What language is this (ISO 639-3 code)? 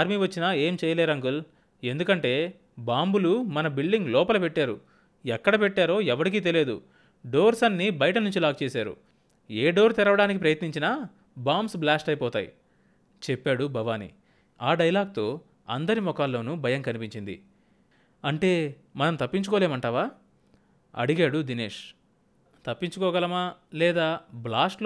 tel